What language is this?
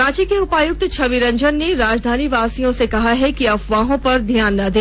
Hindi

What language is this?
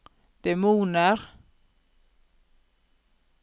Norwegian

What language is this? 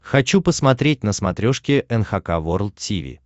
Russian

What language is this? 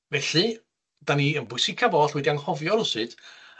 Welsh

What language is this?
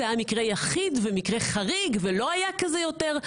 Hebrew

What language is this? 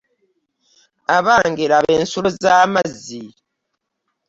Ganda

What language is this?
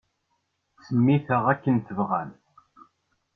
Kabyle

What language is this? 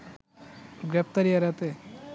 Bangla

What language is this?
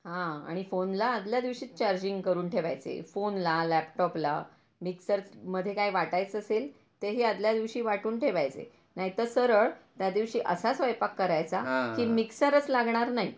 Marathi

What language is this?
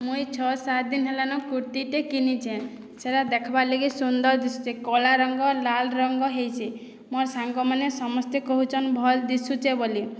Odia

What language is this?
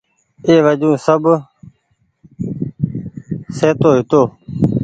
Goaria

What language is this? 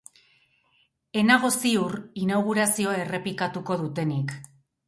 Basque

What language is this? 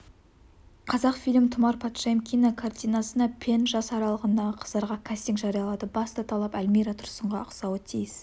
Kazakh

